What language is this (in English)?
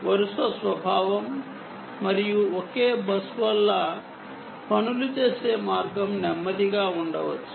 Telugu